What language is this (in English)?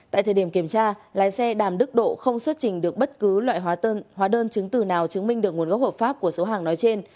Vietnamese